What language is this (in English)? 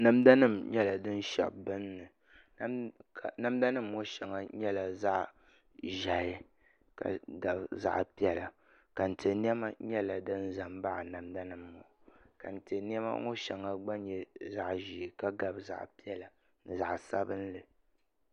Dagbani